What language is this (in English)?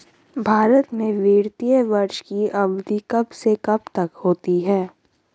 Hindi